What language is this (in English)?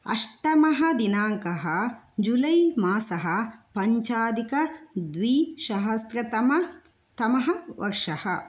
Sanskrit